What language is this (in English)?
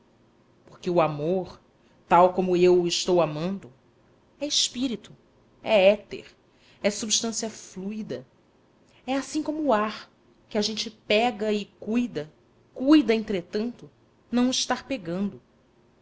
Portuguese